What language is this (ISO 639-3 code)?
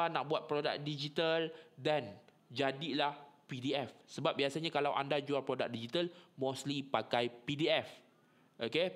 msa